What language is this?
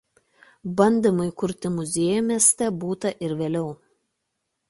Lithuanian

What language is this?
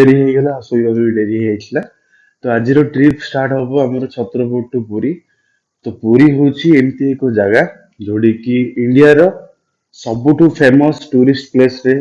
Odia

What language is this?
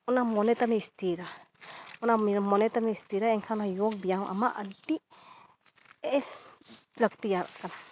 Santali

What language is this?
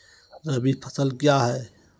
Maithili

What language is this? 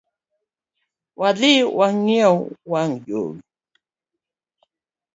Luo (Kenya and Tanzania)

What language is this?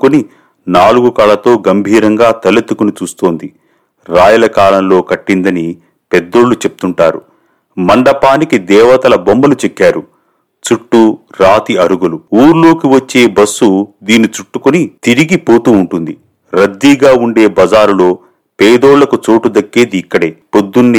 Telugu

